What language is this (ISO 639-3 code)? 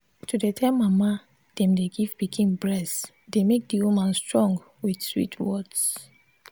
pcm